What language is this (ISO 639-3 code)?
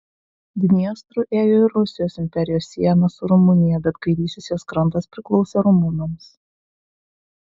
lit